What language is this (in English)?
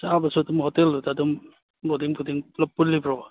Manipuri